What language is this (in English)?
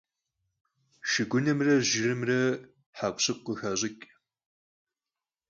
Kabardian